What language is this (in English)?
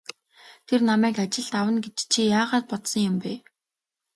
Mongolian